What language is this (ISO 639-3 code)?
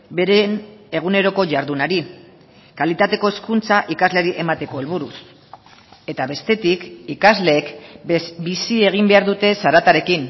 eus